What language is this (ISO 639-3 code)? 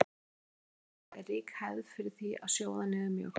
isl